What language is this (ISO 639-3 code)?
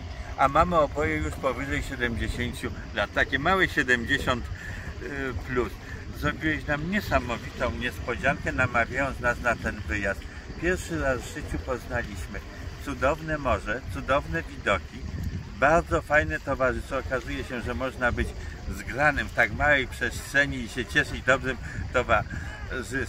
pol